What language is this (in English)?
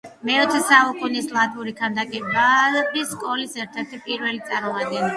Georgian